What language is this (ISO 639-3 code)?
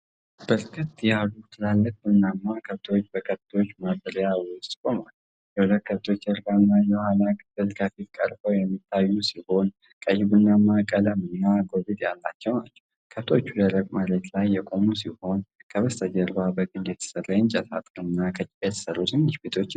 amh